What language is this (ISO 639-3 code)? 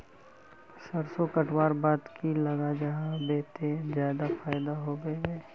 mag